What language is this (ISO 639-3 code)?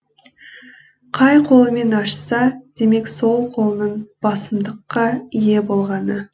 kaz